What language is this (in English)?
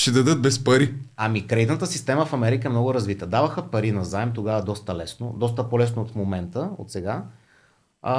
Bulgarian